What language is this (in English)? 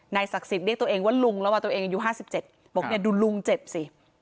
Thai